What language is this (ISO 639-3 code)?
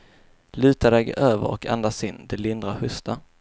swe